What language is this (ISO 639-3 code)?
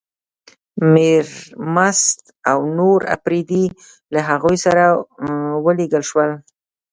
pus